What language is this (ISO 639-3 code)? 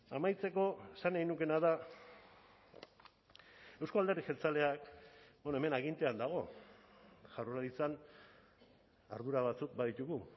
eus